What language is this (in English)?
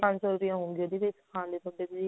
Punjabi